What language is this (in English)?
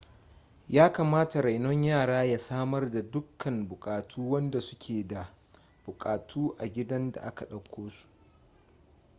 Hausa